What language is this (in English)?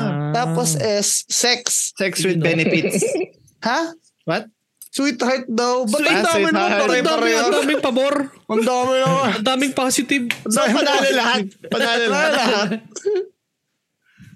Filipino